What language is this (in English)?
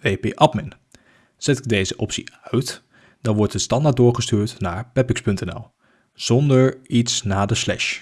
Dutch